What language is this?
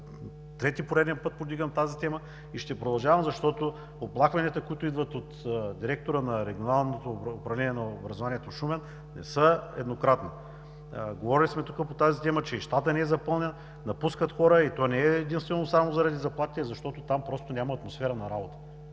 Bulgarian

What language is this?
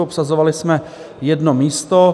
Czech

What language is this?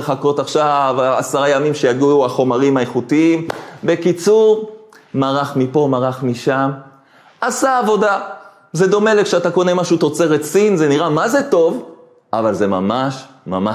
Hebrew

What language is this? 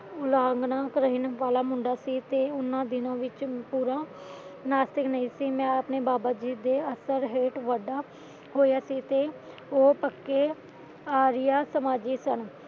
Punjabi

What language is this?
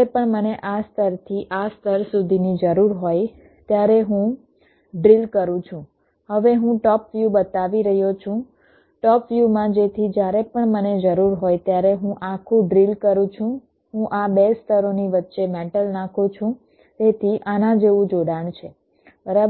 Gujarati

